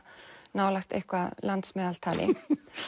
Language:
Icelandic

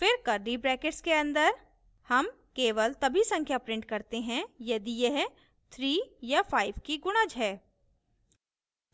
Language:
Hindi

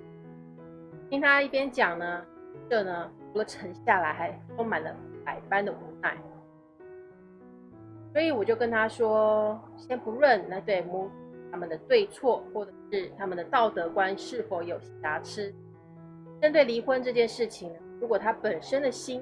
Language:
Chinese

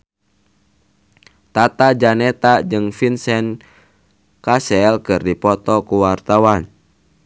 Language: Sundanese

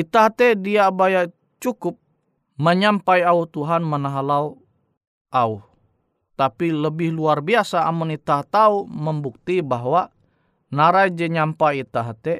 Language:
Indonesian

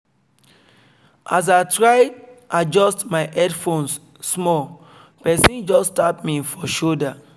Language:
Nigerian Pidgin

